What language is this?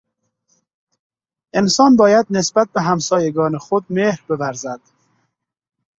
Persian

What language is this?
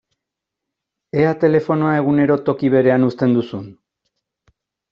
Basque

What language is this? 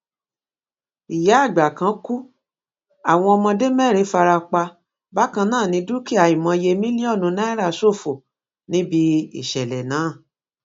Yoruba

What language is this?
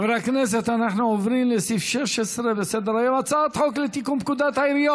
Hebrew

